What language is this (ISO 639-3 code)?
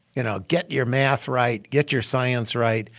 eng